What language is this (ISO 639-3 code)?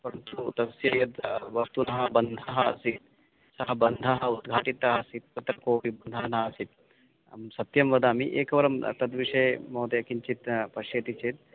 san